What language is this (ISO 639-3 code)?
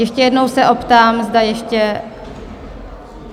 ces